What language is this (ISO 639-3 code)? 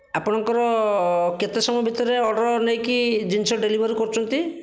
ori